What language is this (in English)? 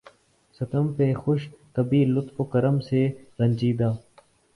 Urdu